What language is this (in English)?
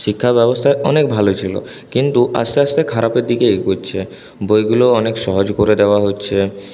Bangla